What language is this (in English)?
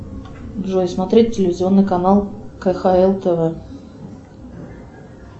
Russian